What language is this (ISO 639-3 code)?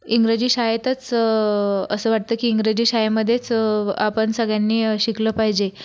mar